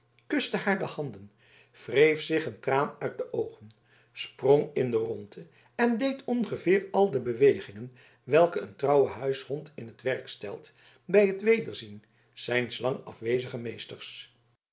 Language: Dutch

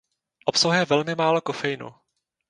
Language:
Czech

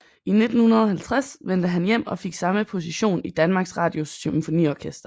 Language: Danish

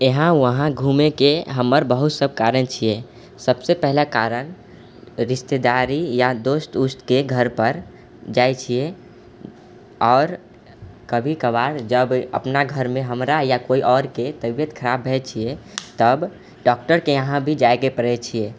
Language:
Maithili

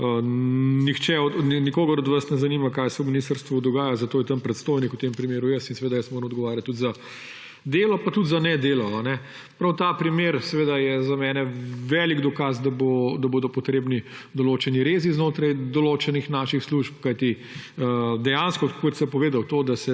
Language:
Slovenian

